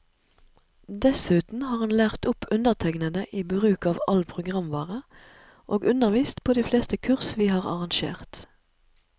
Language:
Norwegian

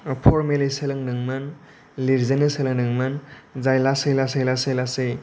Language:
Bodo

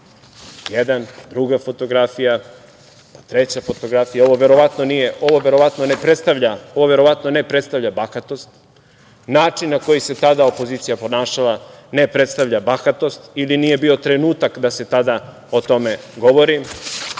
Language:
Serbian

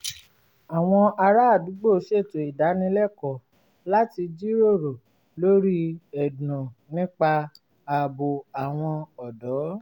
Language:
Yoruba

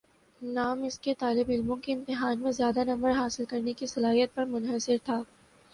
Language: Urdu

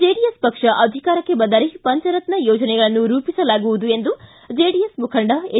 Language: Kannada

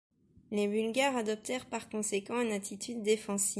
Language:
French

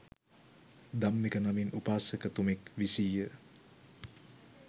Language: Sinhala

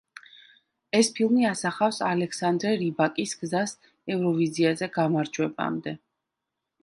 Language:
Georgian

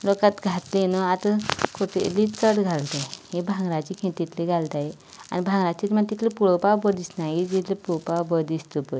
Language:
Konkani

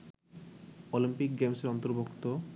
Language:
Bangla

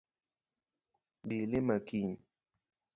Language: Luo (Kenya and Tanzania)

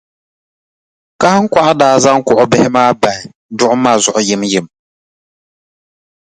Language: Dagbani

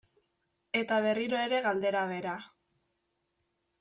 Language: Basque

